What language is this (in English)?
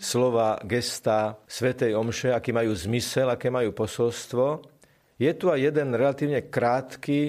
Slovak